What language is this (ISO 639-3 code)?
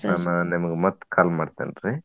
kan